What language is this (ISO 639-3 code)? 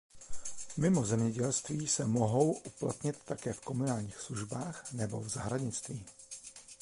ces